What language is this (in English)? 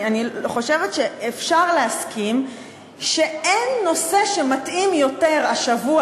Hebrew